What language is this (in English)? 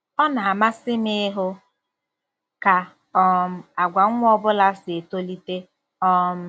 Igbo